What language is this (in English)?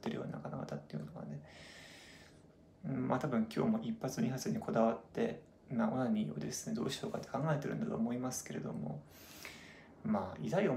Japanese